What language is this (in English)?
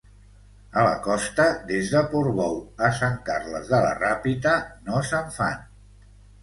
Catalan